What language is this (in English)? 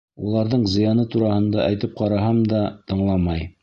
Bashkir